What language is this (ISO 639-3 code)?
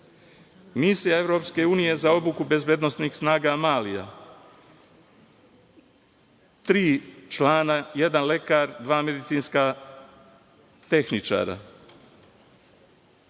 srp